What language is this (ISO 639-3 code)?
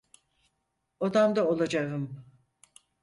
tur